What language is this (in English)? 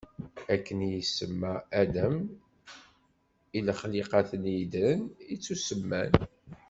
Kabyle